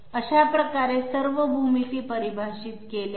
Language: Marathi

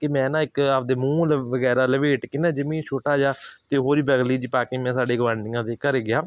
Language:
Punjabi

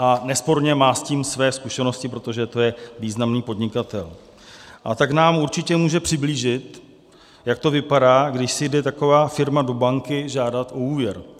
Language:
Czech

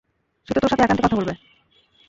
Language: Bangla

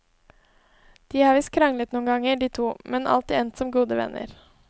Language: Norwegian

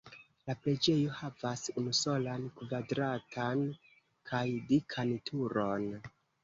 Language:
Esperanto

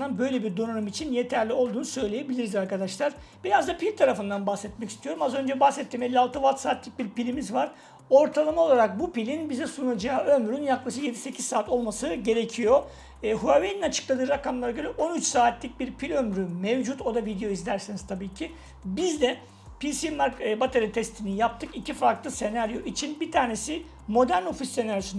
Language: Turkish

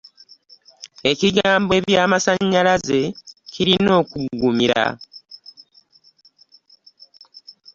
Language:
Ganda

